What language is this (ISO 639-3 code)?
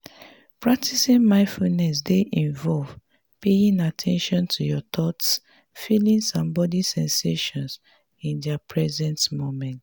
pcm